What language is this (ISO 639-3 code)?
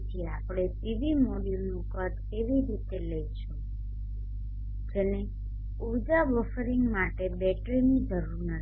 guj